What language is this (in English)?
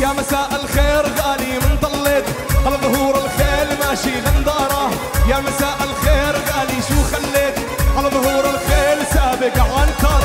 Arabic